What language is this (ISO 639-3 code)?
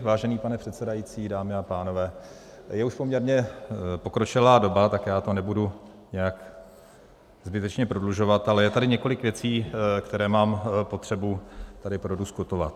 ces